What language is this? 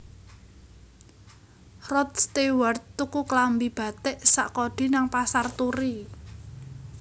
Javanese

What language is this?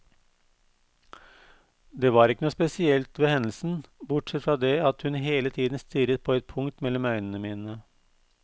Norwegian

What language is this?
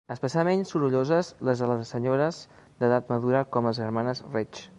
Catalan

